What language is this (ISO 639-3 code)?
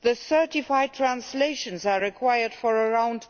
eng